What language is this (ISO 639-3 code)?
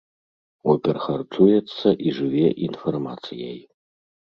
bel